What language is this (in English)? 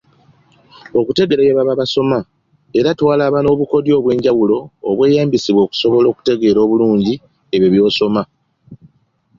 Ganda